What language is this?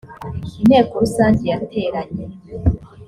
Kinyarwanda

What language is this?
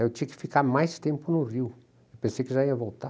Portuguese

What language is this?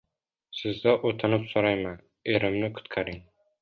Uzbek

